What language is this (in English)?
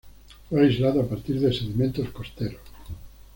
Spanish